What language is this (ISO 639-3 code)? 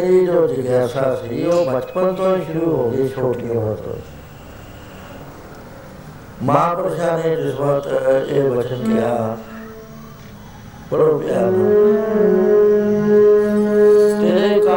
pan